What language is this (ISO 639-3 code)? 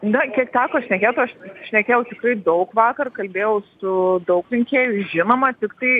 lit